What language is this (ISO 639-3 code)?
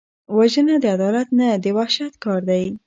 pus